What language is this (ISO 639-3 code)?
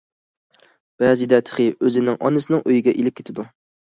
uig